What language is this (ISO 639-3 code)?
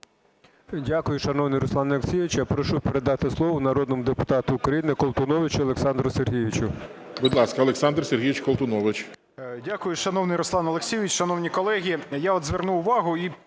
ukr